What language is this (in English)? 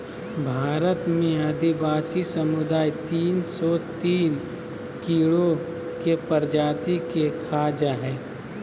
Magahi